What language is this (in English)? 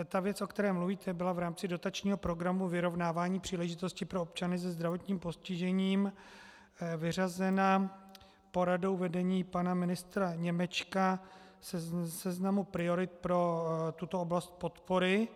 Czech